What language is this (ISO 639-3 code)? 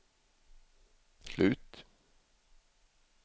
swe